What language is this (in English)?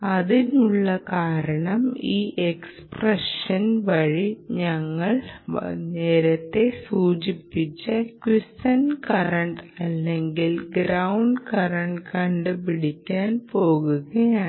Malayalam